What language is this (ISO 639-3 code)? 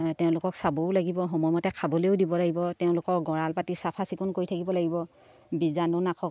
asm